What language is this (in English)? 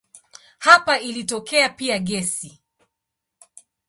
Swahili